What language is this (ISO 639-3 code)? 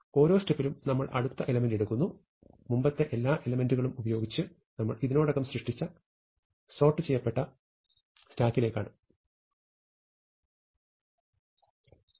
mal